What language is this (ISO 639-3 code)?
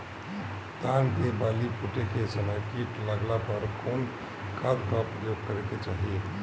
bho